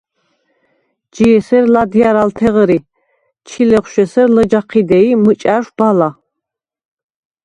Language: Svan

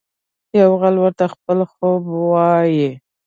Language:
Pashto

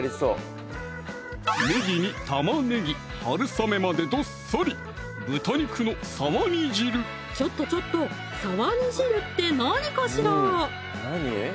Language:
Japanese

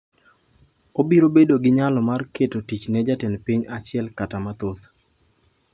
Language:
Luo (Kenya and Tanzania)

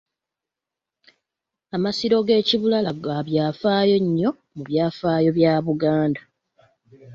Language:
Ganda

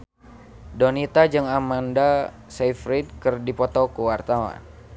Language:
Sundanese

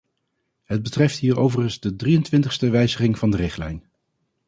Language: Dutch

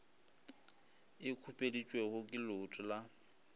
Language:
Northern Sotho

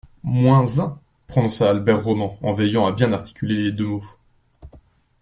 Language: French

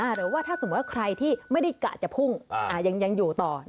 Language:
Thai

